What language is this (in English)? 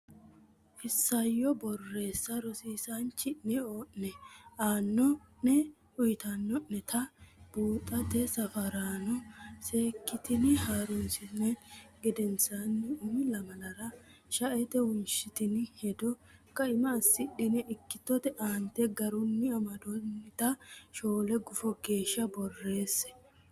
Sidamo